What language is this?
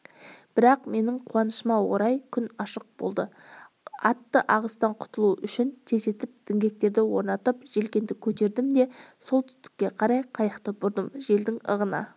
Kazakh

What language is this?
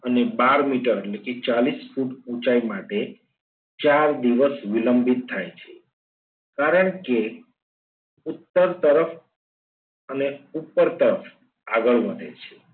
Gujarati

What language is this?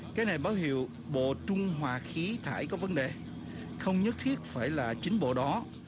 Vietnamese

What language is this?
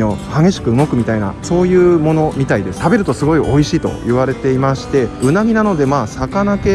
Japanese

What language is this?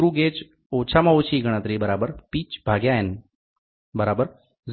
Gujarati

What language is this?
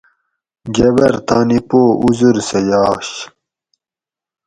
Gawri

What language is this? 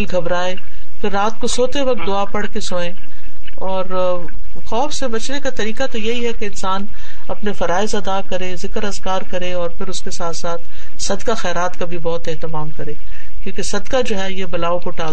Urdu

